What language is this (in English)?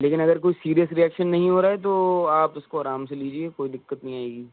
Urdu